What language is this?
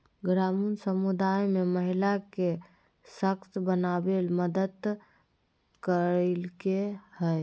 Magahi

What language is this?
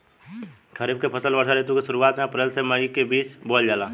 Bhojpuri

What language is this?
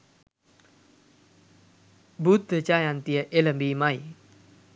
Sinhala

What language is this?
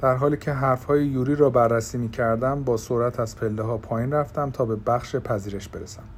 Persian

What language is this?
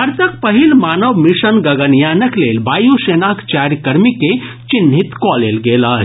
Maithili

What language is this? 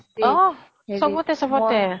Assamese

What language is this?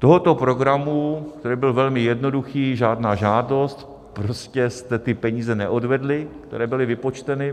Czech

